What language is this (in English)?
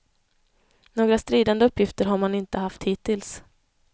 Swedish